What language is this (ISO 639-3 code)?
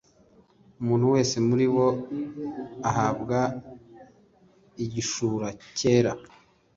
kin